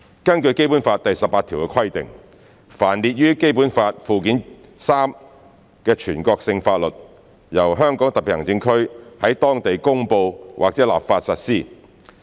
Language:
Cantonese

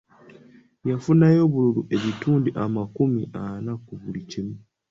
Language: Ganda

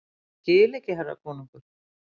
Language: Icelandic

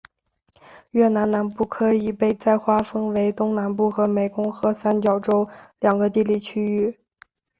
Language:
Chinese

